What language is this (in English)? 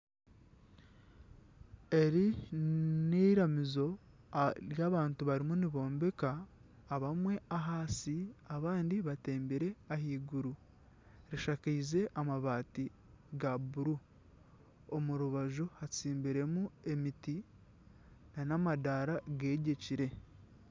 Nyankole